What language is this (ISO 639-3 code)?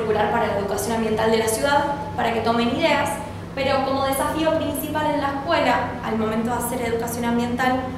spa